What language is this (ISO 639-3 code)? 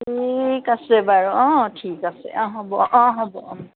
asm